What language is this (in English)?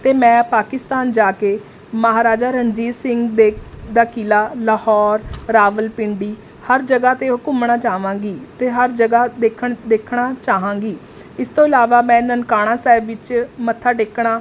Punjabi